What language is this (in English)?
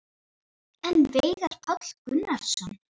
Icelandic